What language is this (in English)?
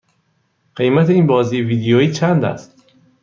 Persian